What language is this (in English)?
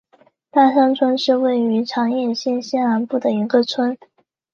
Chinese